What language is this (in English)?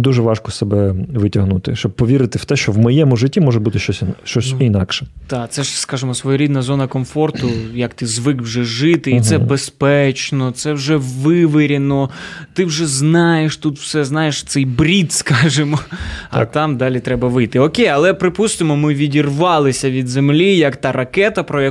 Ukrainian